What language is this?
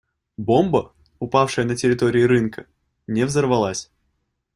Russian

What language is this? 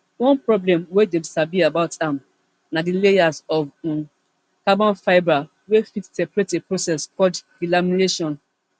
Nigerian Pidgin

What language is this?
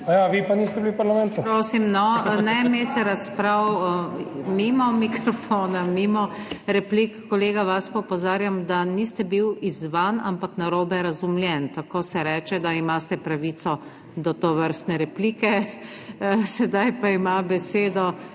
Slovenian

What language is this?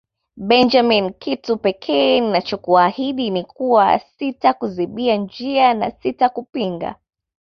Swahili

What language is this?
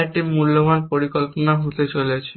Bangla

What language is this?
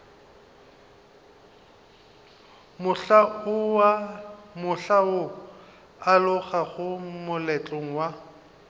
Northern Sotho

